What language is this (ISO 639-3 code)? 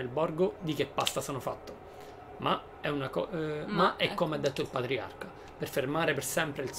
ita